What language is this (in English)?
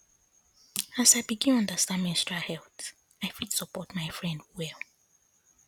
Nigerian Pidgin